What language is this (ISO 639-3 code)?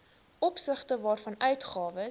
afr